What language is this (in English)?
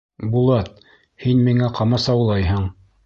Bashkir